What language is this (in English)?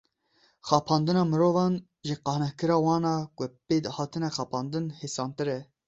Kurdish